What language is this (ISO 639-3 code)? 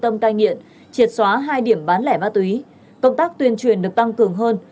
vie